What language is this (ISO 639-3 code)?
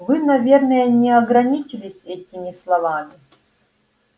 rus